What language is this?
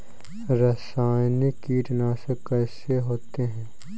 Hindi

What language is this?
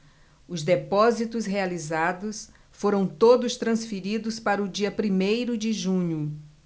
Portuguese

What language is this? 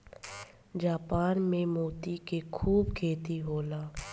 Bhojpuri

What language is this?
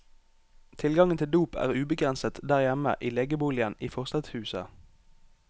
Norwegian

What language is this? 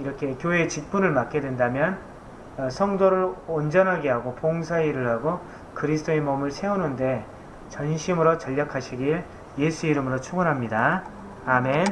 Korean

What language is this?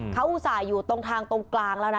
Thai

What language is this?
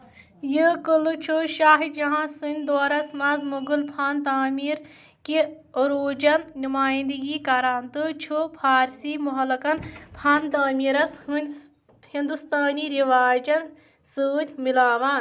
Kashmiri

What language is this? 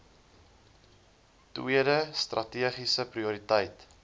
Afrikaans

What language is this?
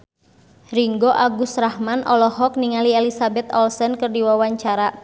Sundanese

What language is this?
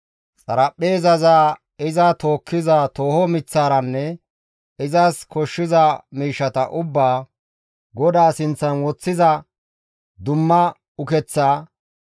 Gamo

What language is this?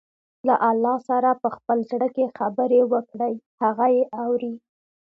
Pashto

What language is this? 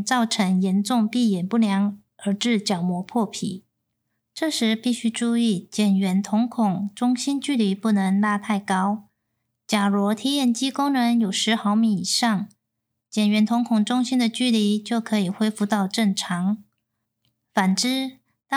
Chinese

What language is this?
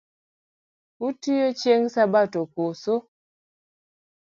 Luo (Kenya and Tanzania)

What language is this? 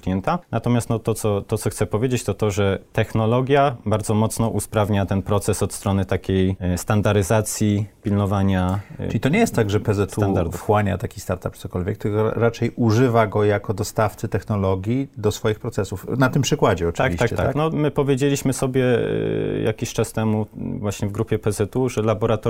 Polish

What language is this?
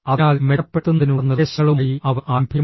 Malayalam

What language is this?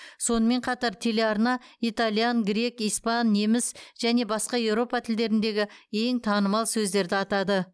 Kazakh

